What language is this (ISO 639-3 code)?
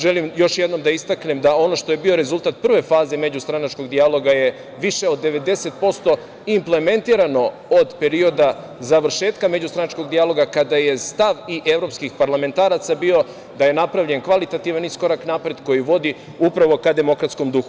srp